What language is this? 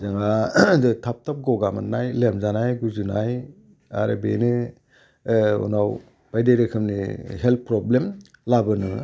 Bodo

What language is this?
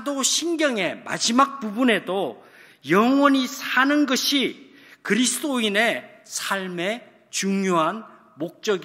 Korean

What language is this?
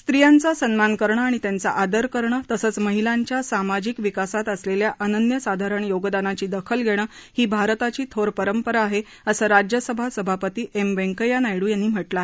Marathi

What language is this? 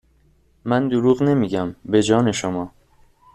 Persian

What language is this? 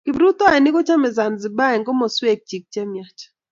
Kalenjin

